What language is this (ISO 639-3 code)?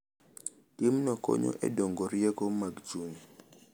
luo